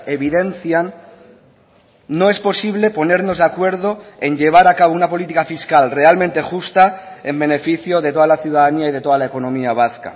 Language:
Spanish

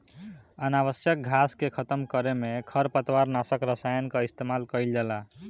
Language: Bhojpuri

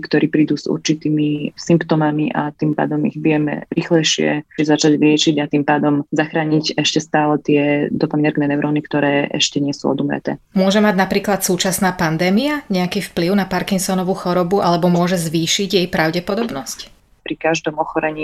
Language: Slovak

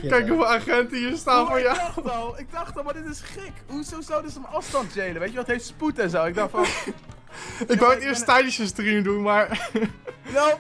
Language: Dutch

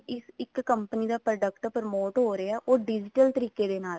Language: Punjabi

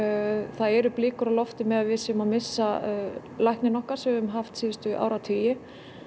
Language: Icelandic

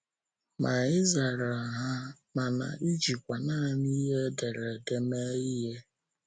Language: Igbo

